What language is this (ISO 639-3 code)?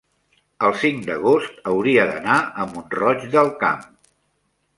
cat